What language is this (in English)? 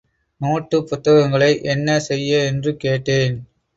Tamil